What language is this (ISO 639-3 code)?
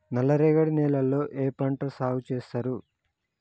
tel